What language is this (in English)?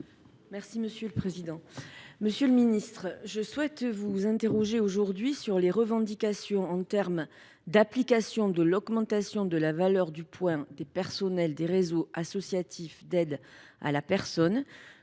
French